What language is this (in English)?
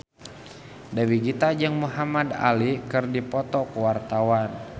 Sundanese